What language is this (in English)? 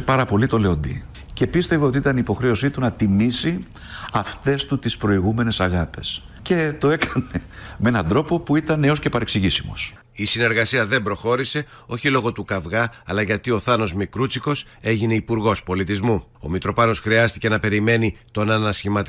Greek